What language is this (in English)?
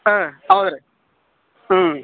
Kannada